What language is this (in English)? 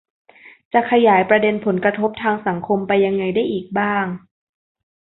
Thai